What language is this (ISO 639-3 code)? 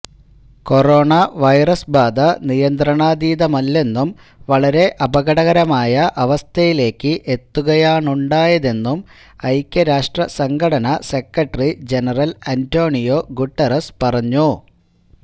mal